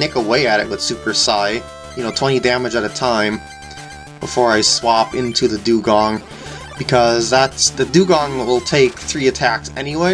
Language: English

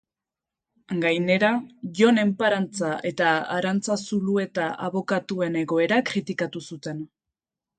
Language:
Basque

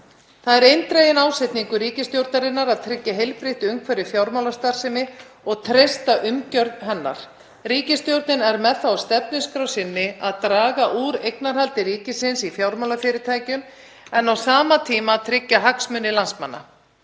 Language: Icelandic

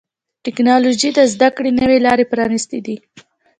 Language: Pashto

